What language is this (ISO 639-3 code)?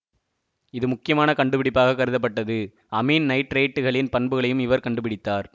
tam